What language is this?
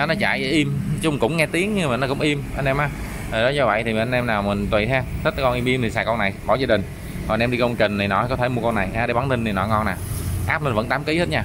Vietnamese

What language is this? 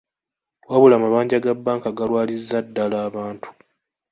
Ganda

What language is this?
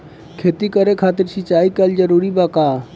Bhojpuri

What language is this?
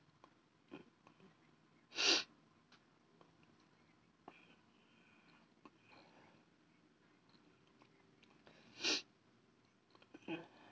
English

